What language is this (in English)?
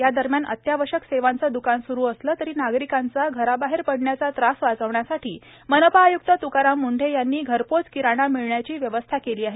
Marathi